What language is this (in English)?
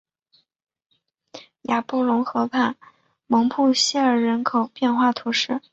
Chinese